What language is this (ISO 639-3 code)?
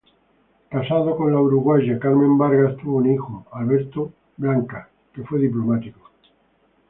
spa